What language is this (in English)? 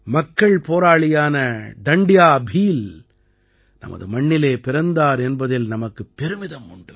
Tamil